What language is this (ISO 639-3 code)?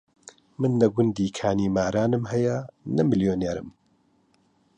ckb